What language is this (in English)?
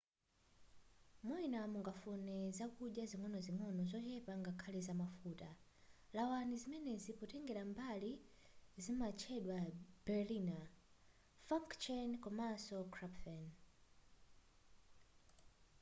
Nyanja